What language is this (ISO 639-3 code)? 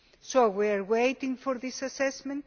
eng